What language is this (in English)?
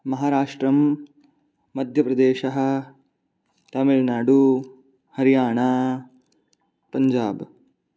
Sanskrit